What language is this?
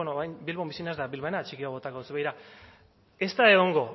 Basque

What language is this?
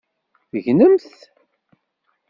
Kabyle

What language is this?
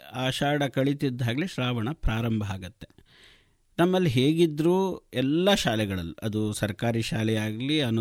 Kannada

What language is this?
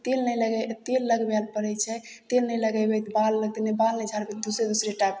Maithili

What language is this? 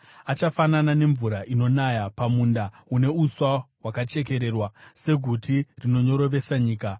Shona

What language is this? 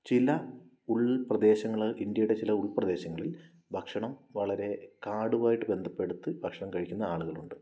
Malayalam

